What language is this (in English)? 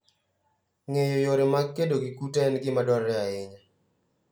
Luo (Kenya and Tanzania)